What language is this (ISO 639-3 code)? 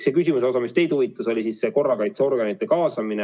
est